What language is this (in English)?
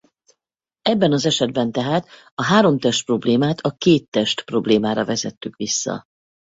Hungarian